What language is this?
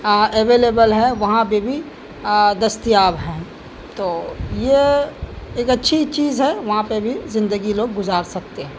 Urdu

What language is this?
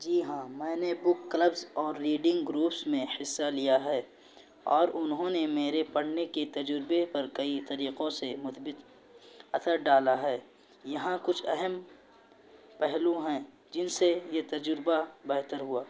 Urdu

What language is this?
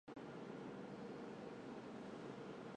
Chinese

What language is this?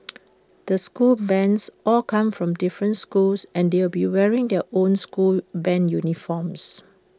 English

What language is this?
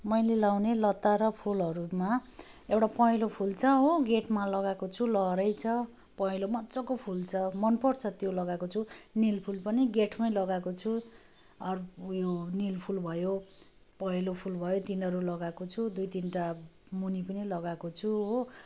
Nepali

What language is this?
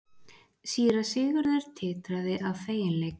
Icelandic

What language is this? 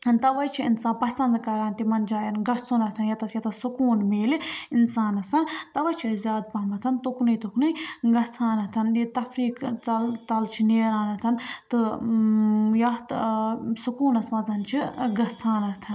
Kashmiri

